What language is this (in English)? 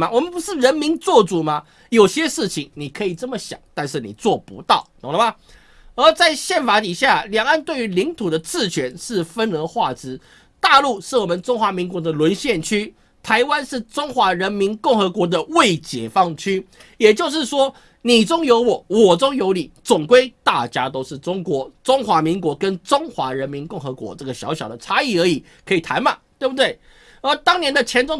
Chinese